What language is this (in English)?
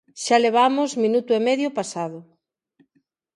Galician